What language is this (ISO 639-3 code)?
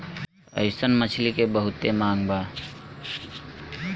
bho